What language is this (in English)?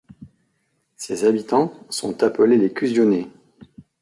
French